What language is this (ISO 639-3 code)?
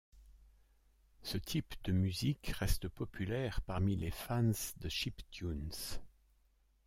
fra